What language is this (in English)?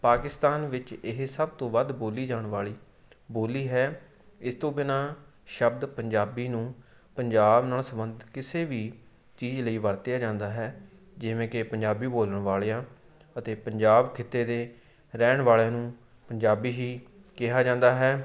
Punjabi